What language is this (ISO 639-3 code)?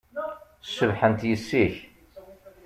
kab